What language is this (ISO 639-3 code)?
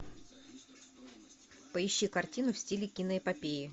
rus